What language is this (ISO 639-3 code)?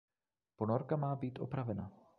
ces